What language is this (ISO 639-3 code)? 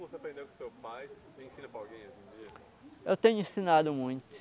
por